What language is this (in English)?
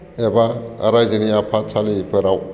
Bodo